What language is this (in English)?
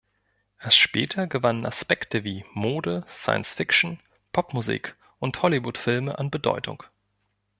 German